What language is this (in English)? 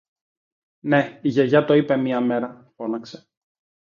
Greek